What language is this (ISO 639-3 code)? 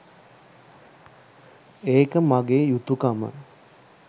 sin